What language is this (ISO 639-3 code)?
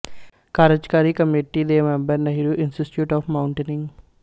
pan